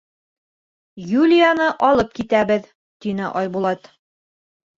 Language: Bashkir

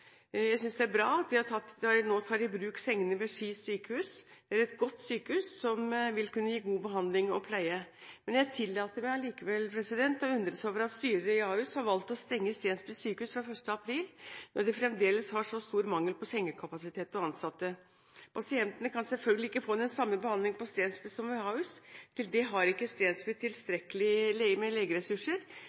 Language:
Norwegian Bokmål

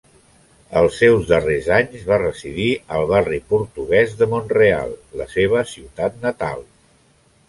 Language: Catalan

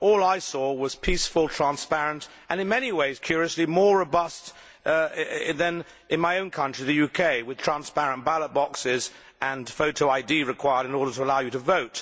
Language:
English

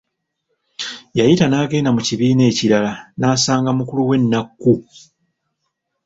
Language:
Ganda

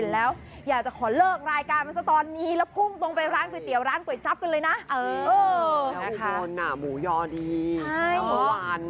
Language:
Thai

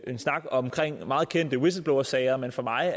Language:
Danish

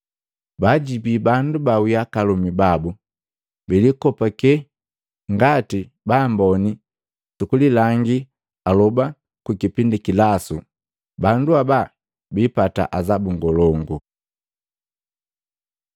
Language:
Matengo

